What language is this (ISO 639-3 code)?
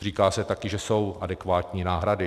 ces